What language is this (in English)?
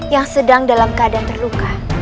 Indonesian